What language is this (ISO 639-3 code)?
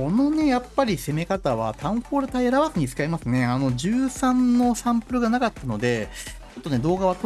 jpn